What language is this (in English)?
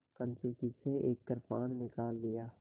Hindi